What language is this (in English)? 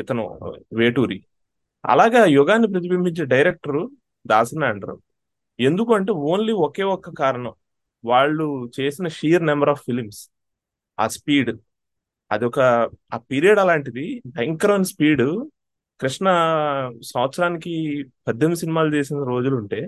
Telugu